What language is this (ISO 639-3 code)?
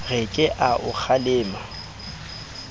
sot